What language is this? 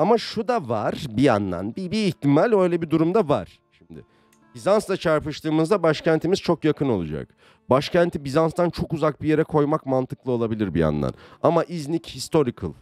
Turkish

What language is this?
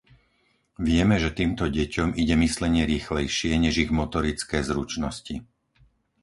Slovak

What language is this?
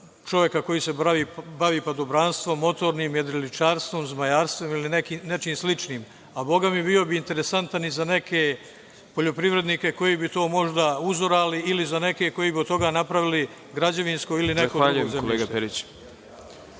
Serbian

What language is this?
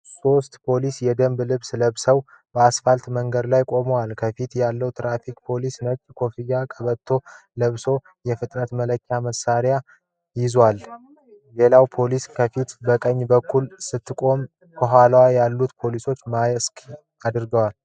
Amharic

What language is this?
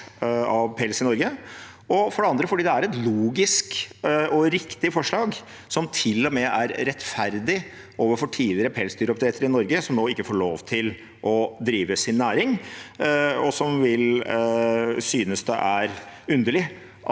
Norwegian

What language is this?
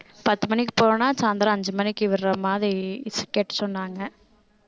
Tamil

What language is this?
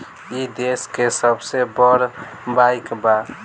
Bhojpuri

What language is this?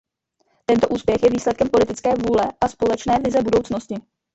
Czech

